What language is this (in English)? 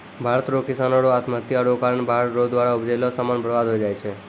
Maithili